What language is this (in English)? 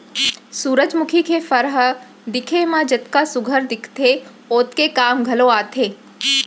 Chhattisgarhi